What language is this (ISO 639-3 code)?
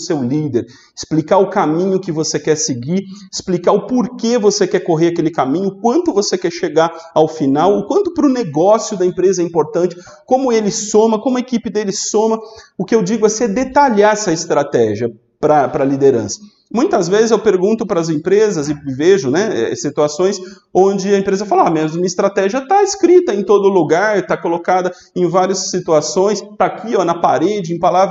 por